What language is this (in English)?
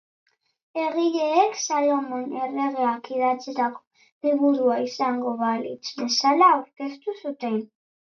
Basque